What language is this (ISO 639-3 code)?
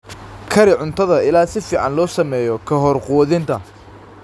som